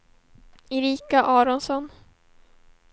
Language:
Swedish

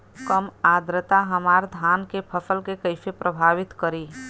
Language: Bhojpuri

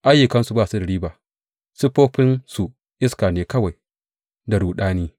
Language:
Hausa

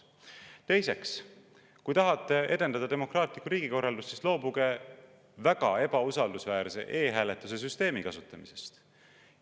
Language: Estonian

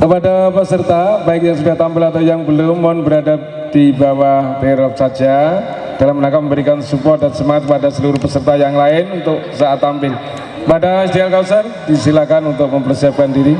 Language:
Indonesian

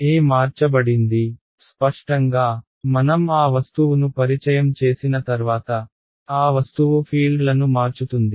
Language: Telugu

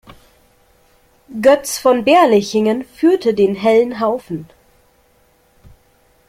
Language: German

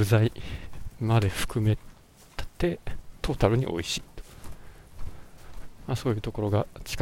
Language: Japanese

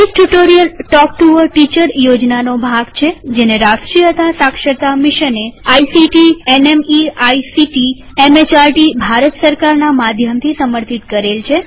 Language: Gujarati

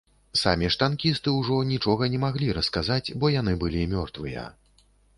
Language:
Belarusian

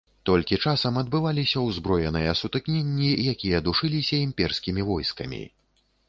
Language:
Belarusian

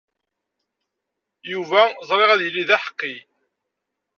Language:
Kabyle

